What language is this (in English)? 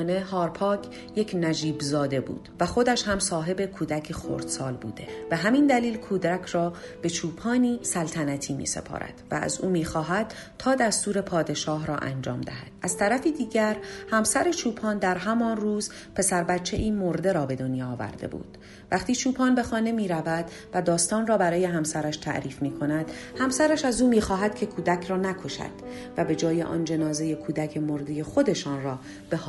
Persian